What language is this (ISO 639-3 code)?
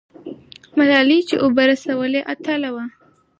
pus